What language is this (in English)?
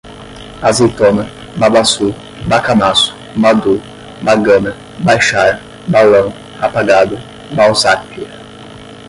Portuguese